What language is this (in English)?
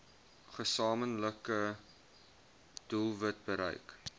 Afrikaans